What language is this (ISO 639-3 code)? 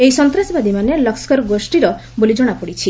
ori